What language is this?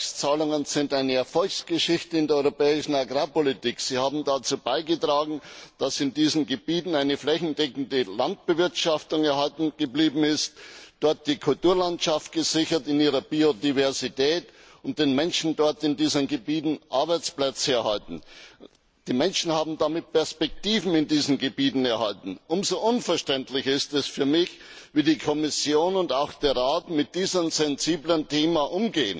German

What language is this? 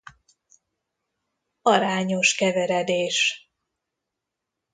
Hungarian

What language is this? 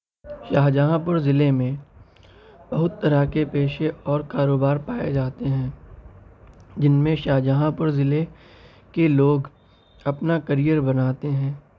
Urdu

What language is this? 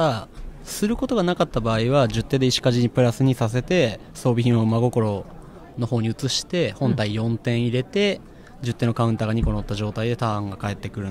Japanese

